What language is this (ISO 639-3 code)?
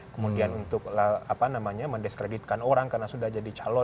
ind